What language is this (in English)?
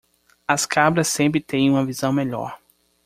Portuguese